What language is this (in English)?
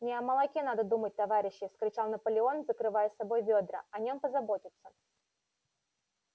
Russian